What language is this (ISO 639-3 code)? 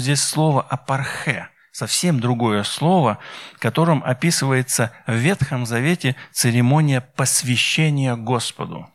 rus